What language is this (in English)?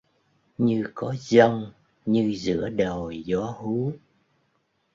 Vietnamese